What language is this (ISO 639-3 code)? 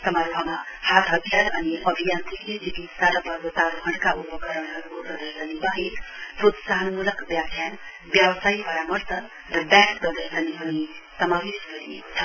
nep